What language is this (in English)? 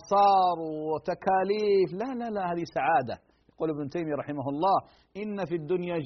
Arabic